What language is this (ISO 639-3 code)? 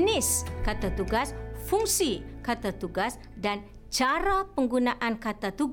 msa